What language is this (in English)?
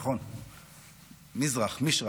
Hebrew